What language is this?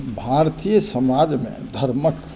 Maithili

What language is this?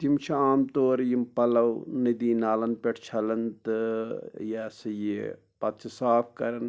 Kashmiri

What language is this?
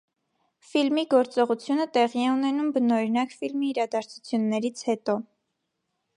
Armenian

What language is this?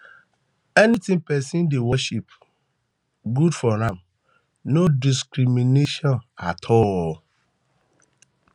Nigerian Pidgin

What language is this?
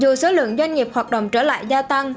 Vietnamese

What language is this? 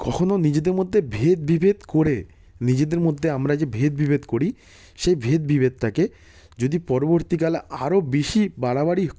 Bangla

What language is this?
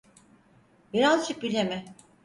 Turkish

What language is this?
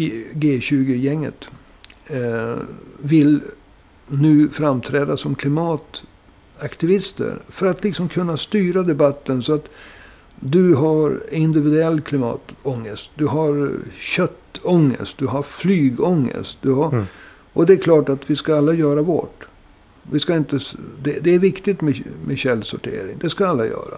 Swedish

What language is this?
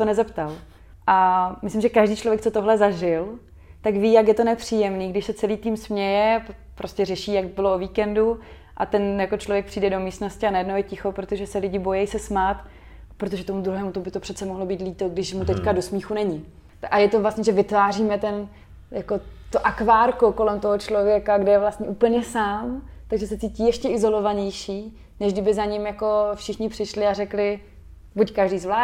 Czech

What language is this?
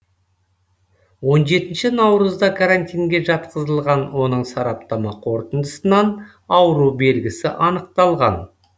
Kazakh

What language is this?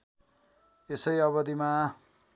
Nepali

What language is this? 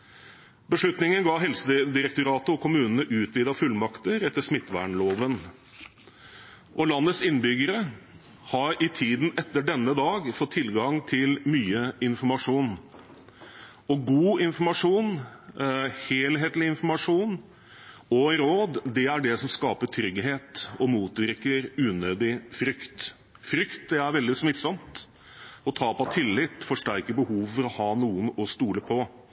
Norwegian Bokmål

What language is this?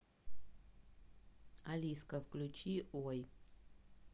Russian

